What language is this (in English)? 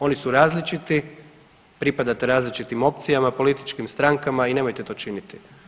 Croatian